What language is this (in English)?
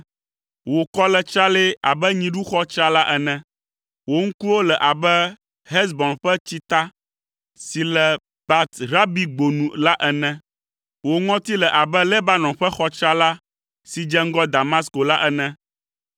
Ewe